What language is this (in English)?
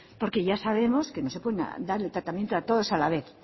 Spanish